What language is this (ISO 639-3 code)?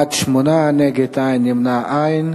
heb